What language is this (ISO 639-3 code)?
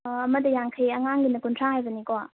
mni